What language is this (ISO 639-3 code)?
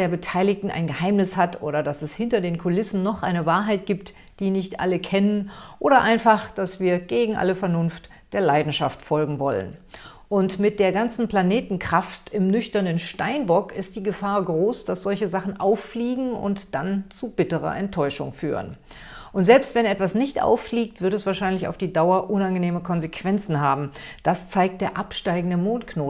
deu